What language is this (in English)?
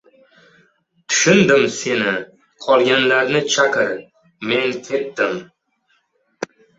Uzbek